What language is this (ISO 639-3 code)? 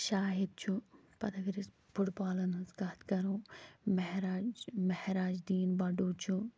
kas